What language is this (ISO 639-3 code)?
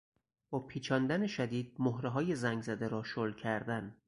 fas